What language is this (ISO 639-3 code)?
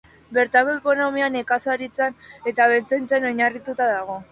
eus